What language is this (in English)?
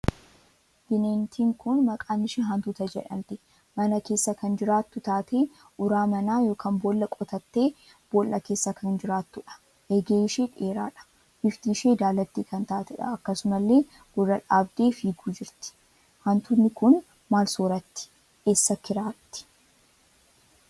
Oromo